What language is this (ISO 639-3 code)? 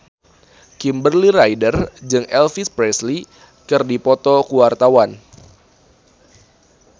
sun